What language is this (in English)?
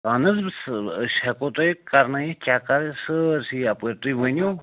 Kashmiri